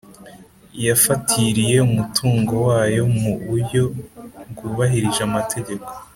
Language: Kinyarwanda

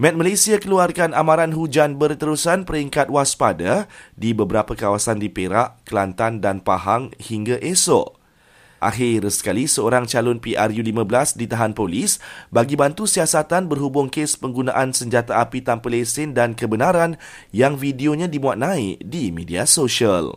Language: Malay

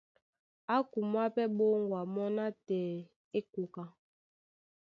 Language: Duala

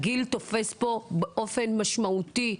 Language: Hebrew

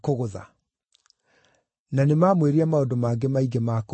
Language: Kikuyu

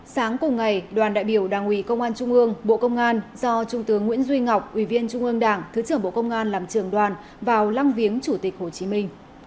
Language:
Vietnamese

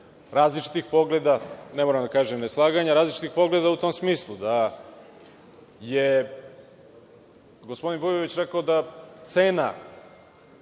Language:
Serbian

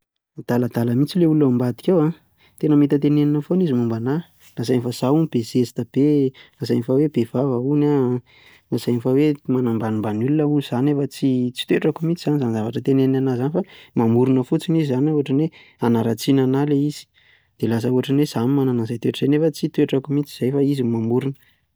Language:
Malagasy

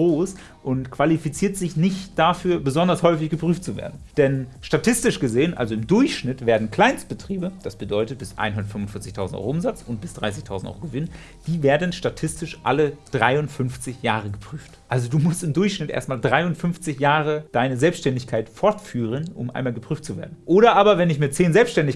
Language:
German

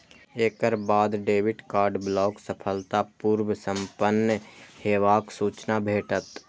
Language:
Maithili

